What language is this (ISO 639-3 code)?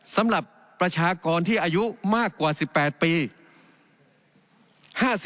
tha